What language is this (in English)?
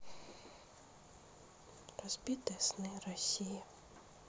Russian